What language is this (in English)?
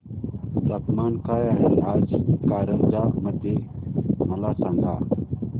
Marathi